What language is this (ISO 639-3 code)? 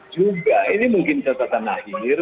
ind